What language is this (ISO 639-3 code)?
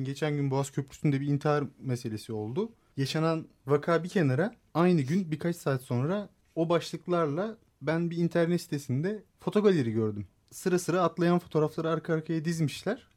tur